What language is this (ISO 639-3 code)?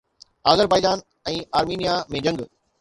snd